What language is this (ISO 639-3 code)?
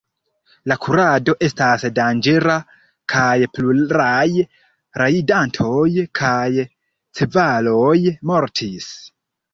epo